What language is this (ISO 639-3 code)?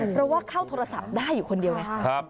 tha